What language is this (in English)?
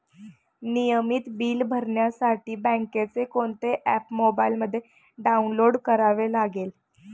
Marathi